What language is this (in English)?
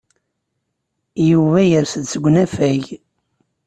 Kabyle